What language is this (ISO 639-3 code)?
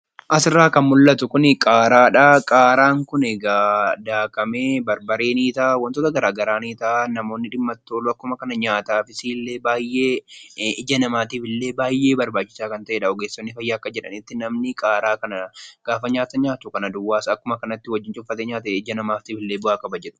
orm